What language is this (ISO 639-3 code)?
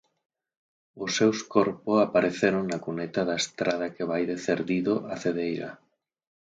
glg